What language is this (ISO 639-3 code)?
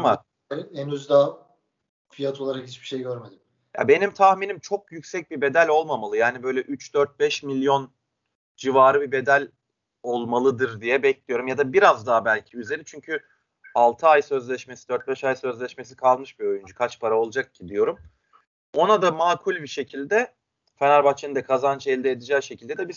tur